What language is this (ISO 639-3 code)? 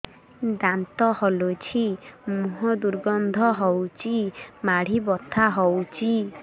ori